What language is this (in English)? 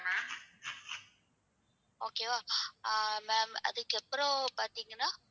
Tamil